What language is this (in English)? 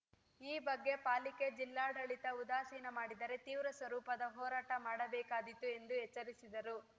Kannada